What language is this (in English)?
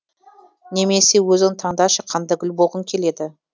Kazakh